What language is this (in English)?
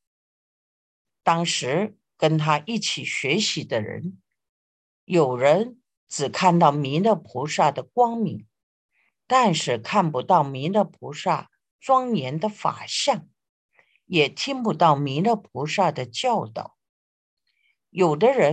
Chinese